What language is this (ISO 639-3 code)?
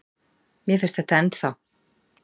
isl